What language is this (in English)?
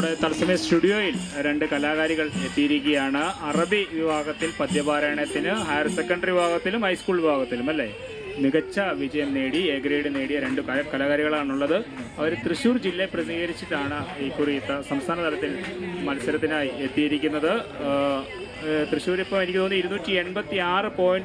Arabic